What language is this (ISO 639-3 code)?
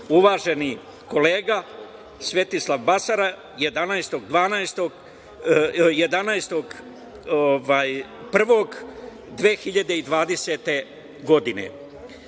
srp